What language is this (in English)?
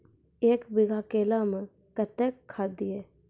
Maithili